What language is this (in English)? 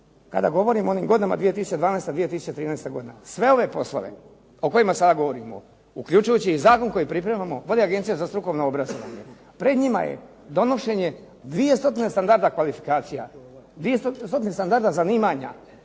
Croatian